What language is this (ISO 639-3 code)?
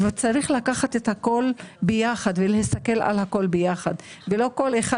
heb